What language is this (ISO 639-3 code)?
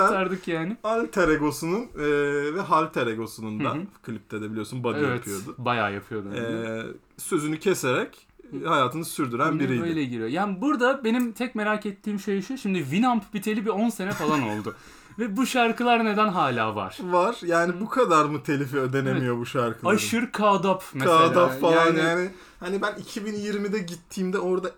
tur